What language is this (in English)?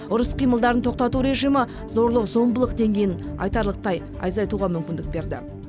Kazakh